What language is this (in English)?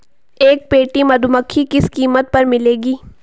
Hindi